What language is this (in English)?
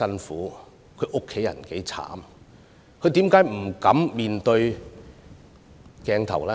Cantonese